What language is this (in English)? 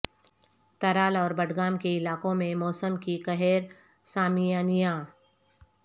Urdu